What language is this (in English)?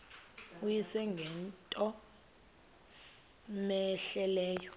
Xhosa